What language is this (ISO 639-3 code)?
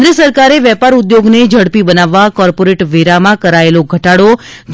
guj